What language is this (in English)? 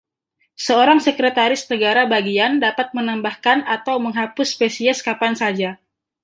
Indonesian